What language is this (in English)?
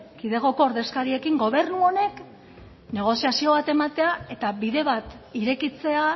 Basque